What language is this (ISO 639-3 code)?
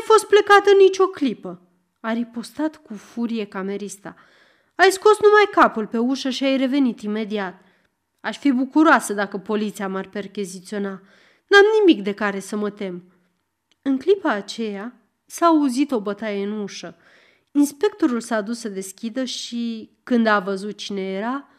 ron